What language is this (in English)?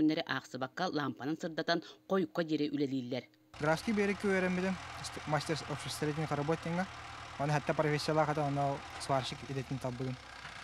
Turkish